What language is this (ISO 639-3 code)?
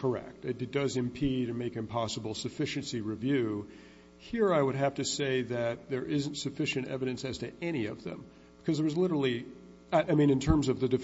eng